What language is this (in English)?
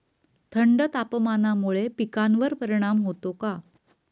Marathi